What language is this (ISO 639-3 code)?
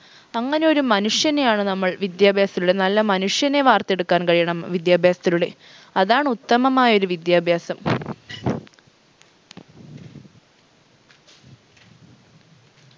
mal